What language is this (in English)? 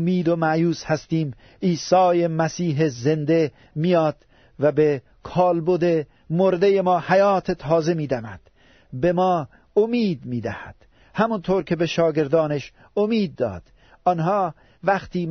Persian